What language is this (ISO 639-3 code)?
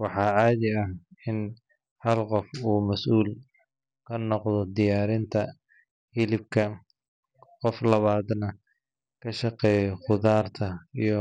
som